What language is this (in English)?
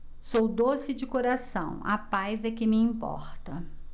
Portuguese